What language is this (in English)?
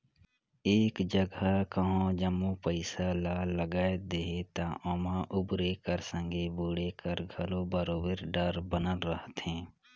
Chhattisgarhi